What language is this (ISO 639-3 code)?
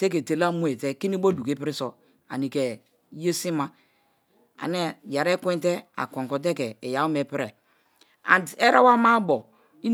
ijn